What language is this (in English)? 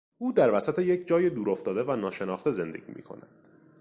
Persian